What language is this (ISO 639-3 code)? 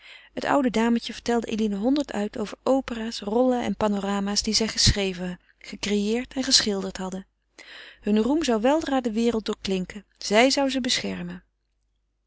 nld